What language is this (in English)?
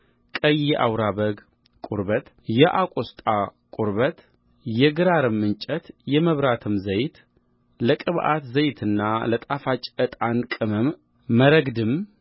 Amharic